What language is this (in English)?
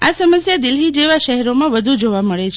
Gujarati